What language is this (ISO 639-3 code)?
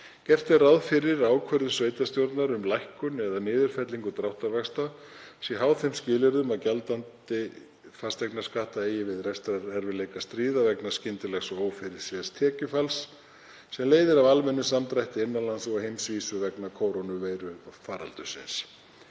isl